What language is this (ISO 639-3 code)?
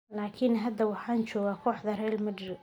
som